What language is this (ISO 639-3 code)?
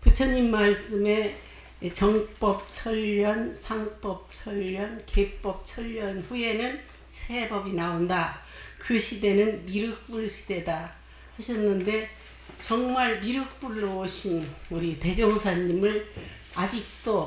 kor